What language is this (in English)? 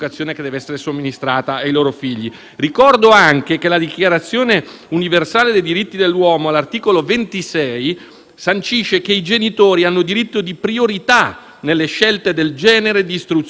Italian